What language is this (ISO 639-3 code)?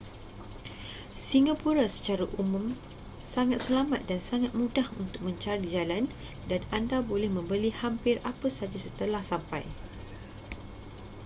msa